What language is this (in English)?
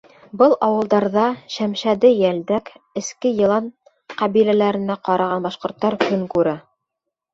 Bashkir